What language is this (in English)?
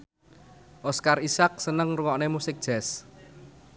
Javanese